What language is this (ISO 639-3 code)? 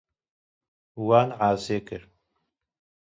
kur